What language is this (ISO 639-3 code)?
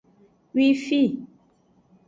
ajg